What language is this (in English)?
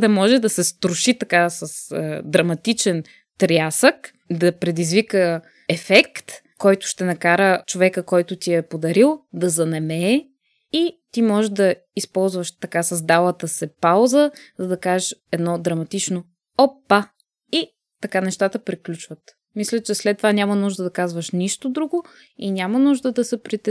Bulgarian